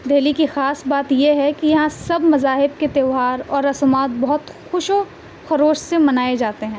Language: Urdu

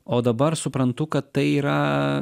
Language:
Lithuanian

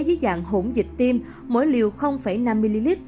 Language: Vietnamese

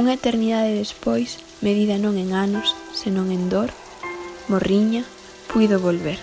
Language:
Spanish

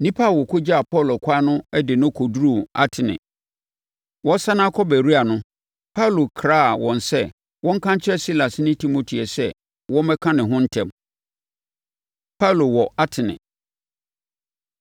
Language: Akan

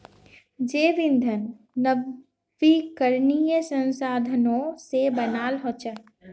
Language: Magahi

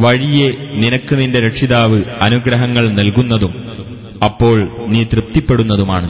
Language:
Malayalam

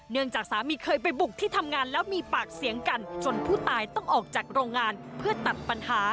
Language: Thai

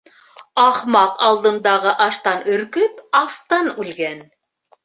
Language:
Bashkir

